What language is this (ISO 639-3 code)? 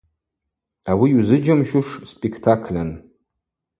abq